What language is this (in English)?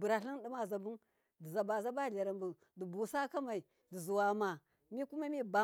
Miya